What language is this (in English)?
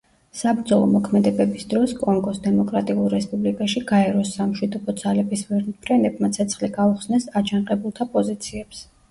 Georgian